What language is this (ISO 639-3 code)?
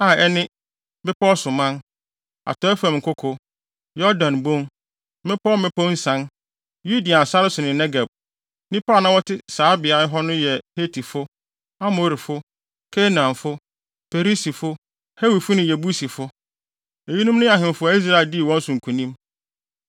aka